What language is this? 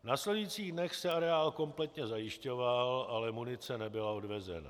Czech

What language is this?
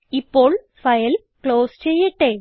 Malayalam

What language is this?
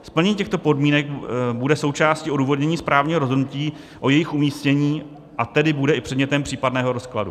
Czech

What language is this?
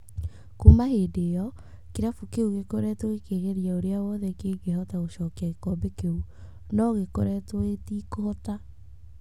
Kikuyu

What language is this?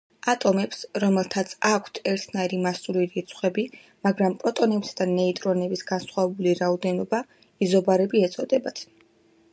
Georgian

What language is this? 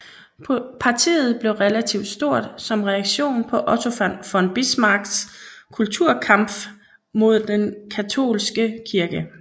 Danish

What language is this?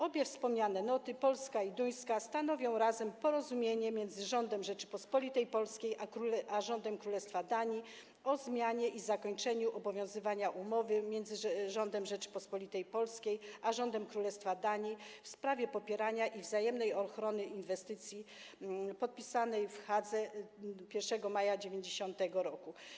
Polish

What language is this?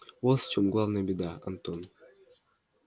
Russian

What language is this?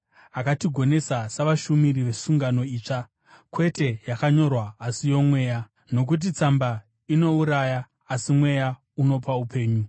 Shona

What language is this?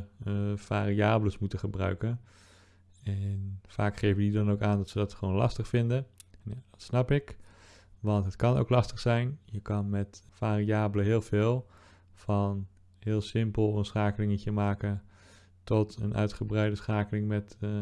Dutch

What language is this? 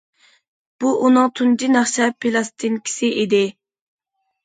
Uyghur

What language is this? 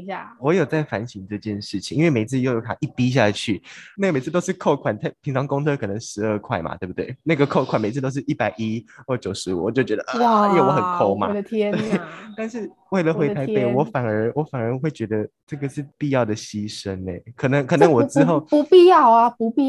Chinese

